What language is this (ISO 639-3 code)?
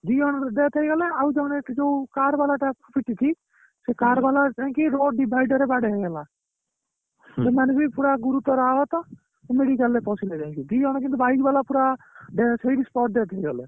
ori